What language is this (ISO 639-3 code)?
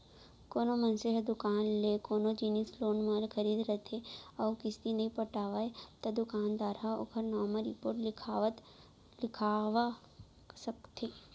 hne